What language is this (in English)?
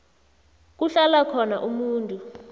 South Ndebele